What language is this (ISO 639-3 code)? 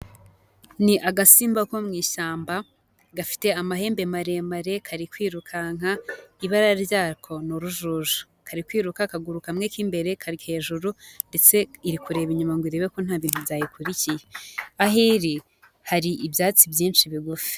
kin